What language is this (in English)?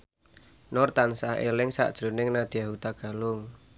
Javanese